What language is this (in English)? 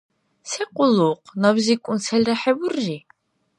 Dargwa